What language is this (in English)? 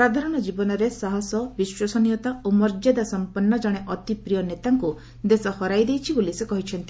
Odia